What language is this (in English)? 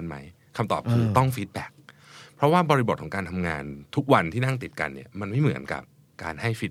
Thai